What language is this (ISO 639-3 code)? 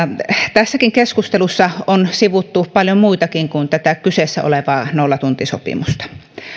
fin